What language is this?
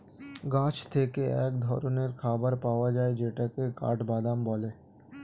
Bangla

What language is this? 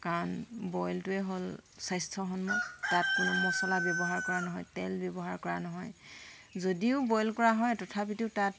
Assamese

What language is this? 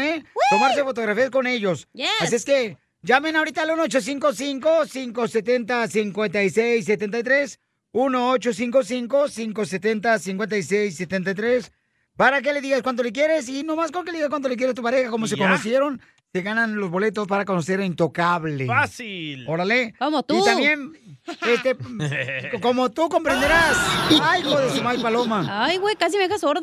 Spanish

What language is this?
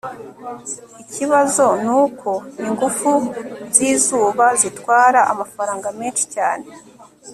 Kinyarwanda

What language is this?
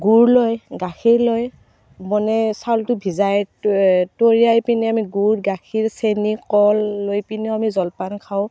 Assamese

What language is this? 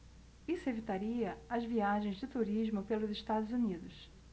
Portuguese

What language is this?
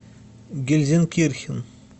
Russian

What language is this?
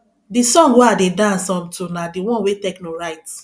Nigerian Pidgin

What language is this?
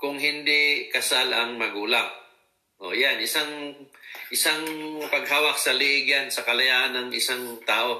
Filipino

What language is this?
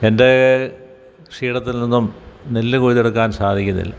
Malayalam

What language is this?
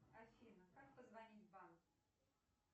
Russian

